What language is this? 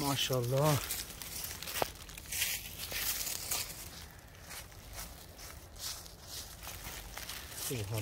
Turkish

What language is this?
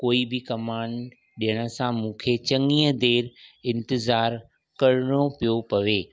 Sindhi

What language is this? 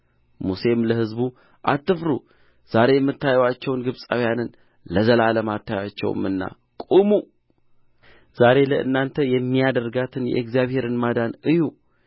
Amharic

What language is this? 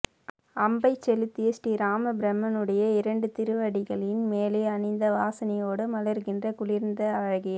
Tamil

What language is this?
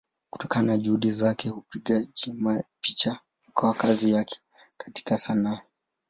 Swahili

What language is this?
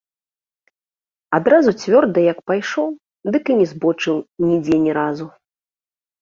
Belarusian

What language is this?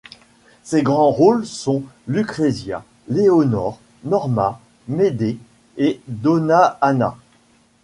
French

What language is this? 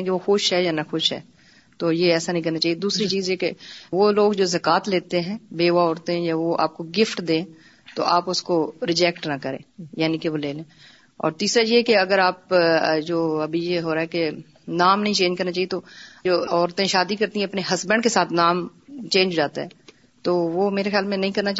Urdu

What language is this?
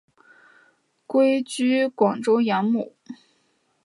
Chinese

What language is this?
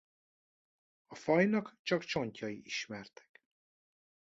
Hungarian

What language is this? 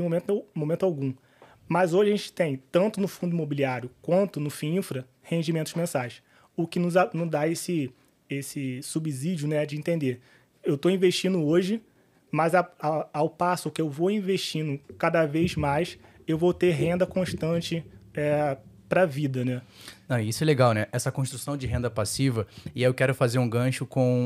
Portuguese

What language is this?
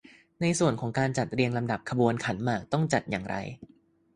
Thai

